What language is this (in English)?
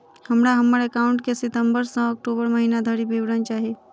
Maithili